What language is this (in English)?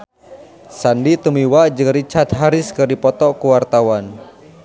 Sundanese